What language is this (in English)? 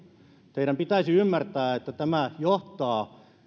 Finnish